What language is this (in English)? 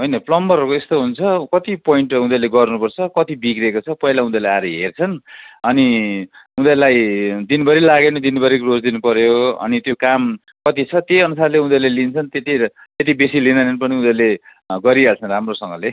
Nepali